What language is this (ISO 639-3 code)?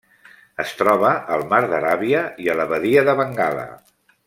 cat